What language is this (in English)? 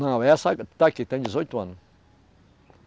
Portuguese